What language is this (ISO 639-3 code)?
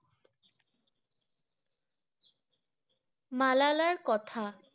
ben